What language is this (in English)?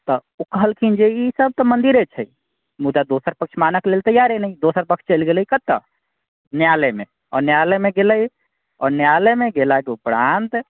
Maithili